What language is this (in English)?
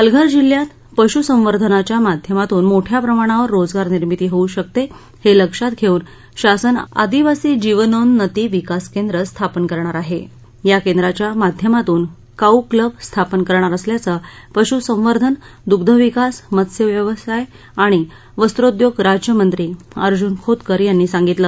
Marathi